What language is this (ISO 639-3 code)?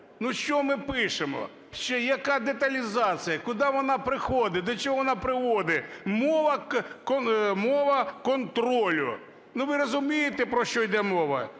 ukr